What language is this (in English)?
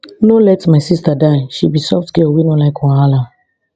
Nigerian Pidgin